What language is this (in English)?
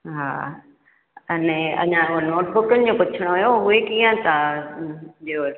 Sindhi